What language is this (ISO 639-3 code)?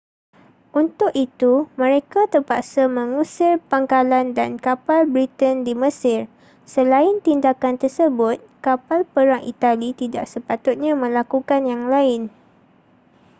msa